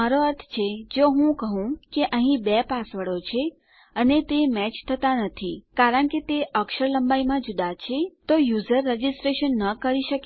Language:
Gujarati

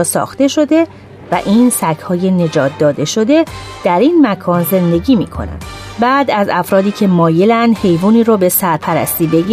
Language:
Persian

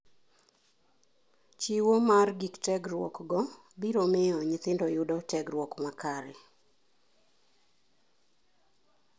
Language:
Luo (Kenya and Tanzania)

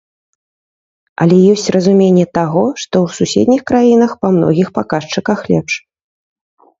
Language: Belarusian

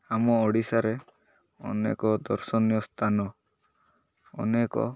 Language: Odia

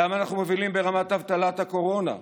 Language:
Hebrew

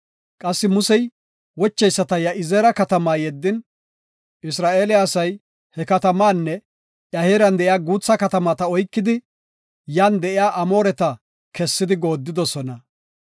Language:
Gofa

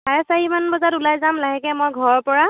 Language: Assamese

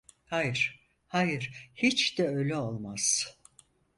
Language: Turkish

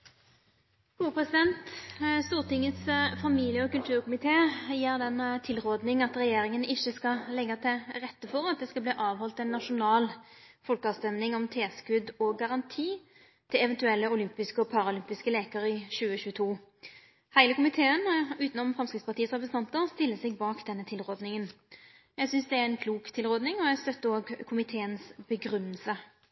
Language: Norwegian Nynorsk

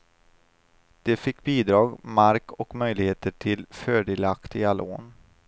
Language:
Swedish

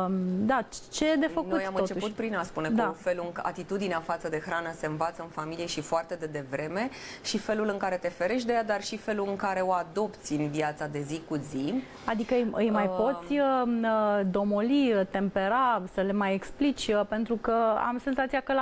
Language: Romanian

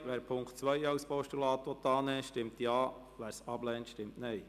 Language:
Swiss German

